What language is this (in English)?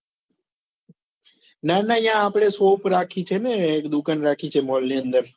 Gujarati